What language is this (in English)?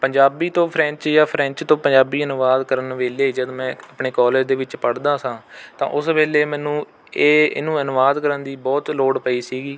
Punjabi